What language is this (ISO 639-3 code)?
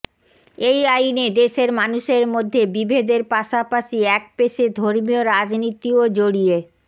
ben